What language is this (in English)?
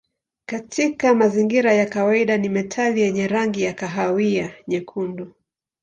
Swahili